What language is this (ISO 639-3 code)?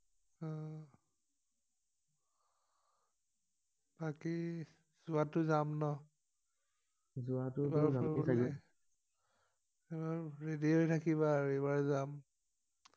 asm